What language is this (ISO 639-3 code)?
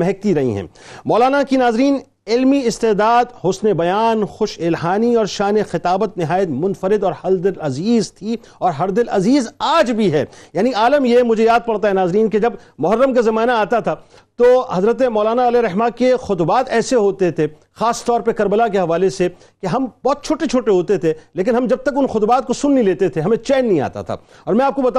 urd